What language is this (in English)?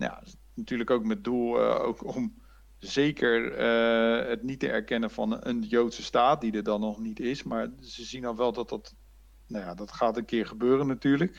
Dutch